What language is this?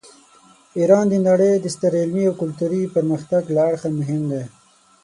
Pashto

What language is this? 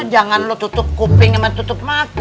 Indonesian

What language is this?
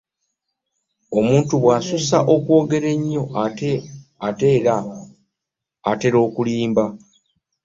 Ganda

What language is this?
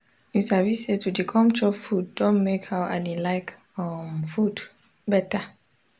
Nigerian Pidgin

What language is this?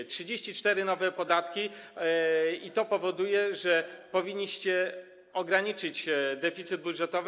Polish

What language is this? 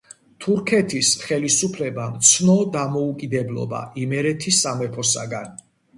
Georgian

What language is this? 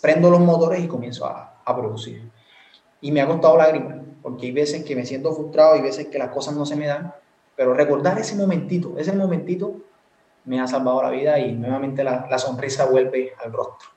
Spanish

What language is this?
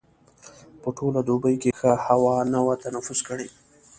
Pashto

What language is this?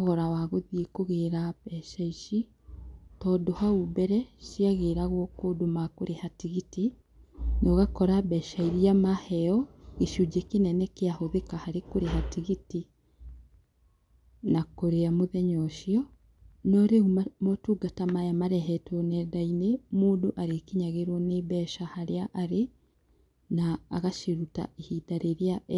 Kikuyu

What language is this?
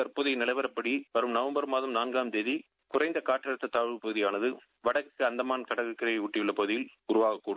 Tamil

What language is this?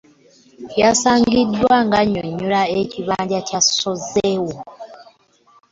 Ganda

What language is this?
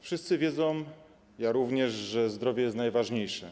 Polish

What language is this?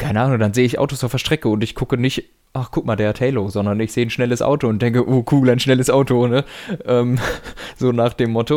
German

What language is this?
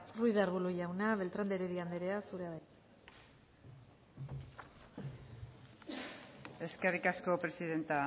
Basque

